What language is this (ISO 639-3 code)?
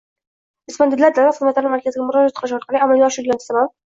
uzb